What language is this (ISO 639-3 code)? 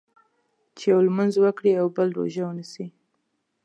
pus